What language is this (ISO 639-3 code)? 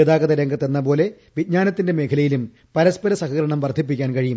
mal